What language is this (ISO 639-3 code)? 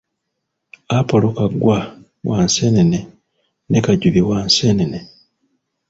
lug